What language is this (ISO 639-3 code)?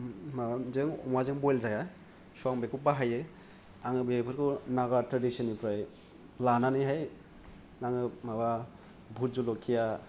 brx